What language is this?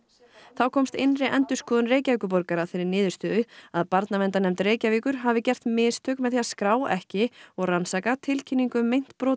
Icelandic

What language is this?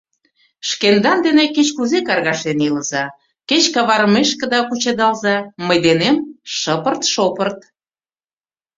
Mari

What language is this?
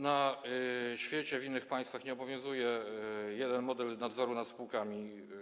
Polish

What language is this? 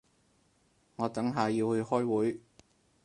Cantonese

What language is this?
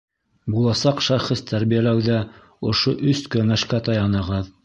Bashkir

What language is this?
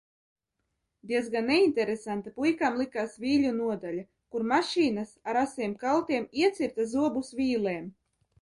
Latvian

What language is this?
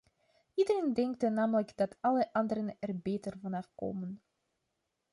Dutch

